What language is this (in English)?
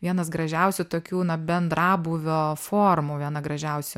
Lithuanian